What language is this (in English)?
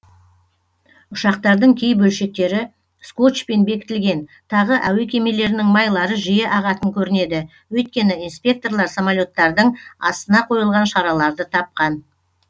Kazakh